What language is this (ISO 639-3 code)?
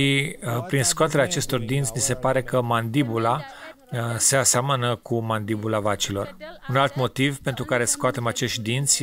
ron